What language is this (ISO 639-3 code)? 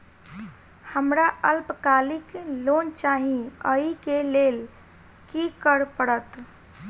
mai